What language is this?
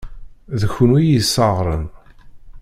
Kabyle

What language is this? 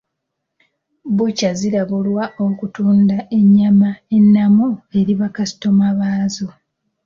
Ganda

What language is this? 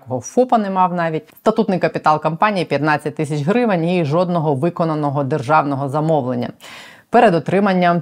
Ukrainian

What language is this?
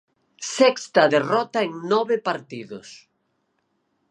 Galician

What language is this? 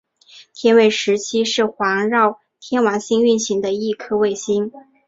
Chinese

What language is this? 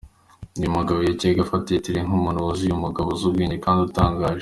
Kinyarwanda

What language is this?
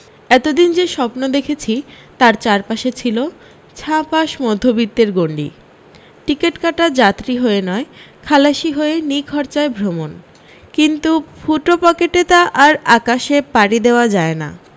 Bangla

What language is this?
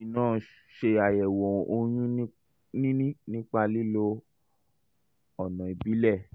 Yoruba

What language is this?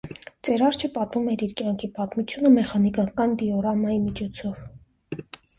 Armenian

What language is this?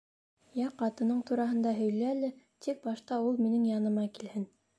Bashkir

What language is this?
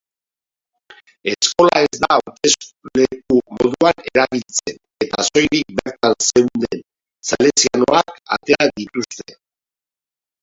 Basque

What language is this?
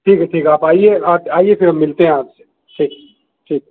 Urdu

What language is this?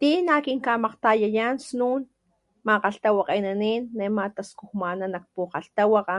Papantla Totonac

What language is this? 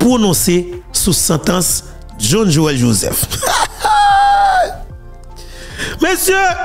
French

